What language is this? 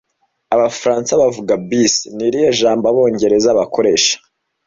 Kinyarwanda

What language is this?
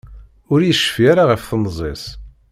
Kabyle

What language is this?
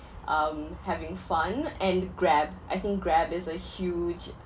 English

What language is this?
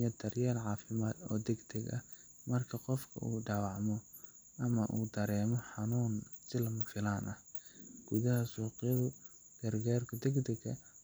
Somali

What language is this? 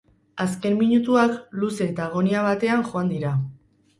Basque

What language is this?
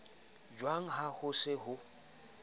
Southern Sotho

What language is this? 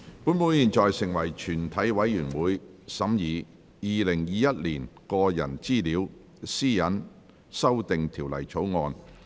Cantonese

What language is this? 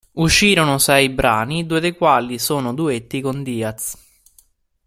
Italian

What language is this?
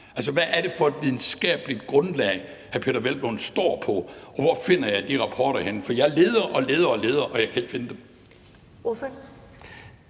Danish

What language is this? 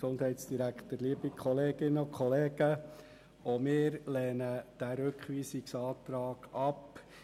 Swiss German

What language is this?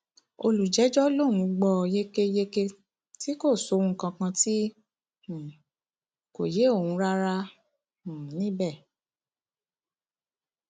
Yoruba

